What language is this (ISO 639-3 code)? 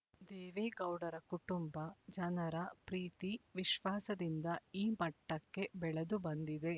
kan